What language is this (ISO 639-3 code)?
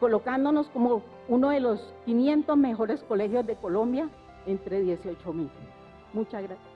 spa